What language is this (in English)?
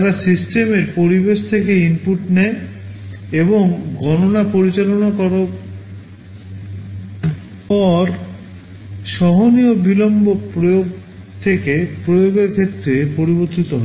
Bangla